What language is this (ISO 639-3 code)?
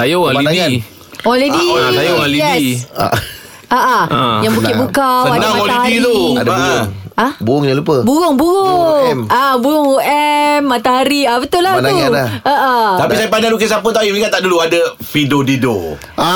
msa